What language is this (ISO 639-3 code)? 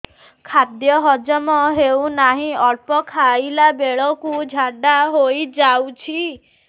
ori